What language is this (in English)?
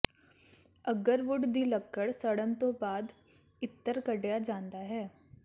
Punjabi